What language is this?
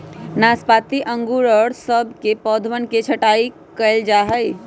Magahi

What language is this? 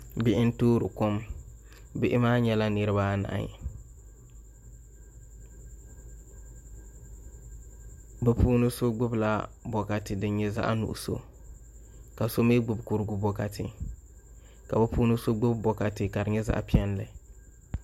Dagbani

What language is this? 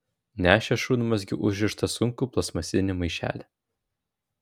Lithuanian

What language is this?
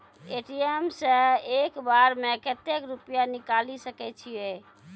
Maithili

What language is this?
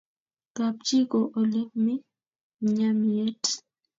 Kalenjin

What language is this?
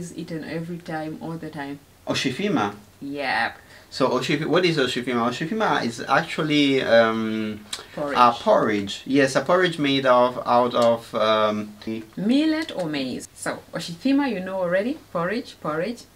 English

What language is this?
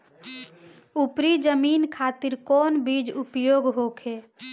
Bhojpuri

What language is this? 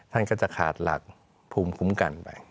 Thai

